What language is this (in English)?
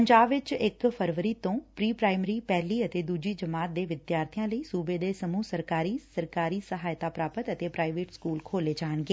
Punjabi